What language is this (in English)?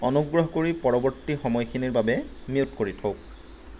Assamese